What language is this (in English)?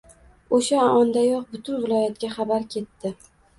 Uzbek